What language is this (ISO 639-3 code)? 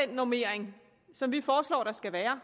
dan